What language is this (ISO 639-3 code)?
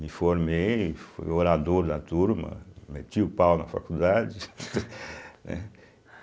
por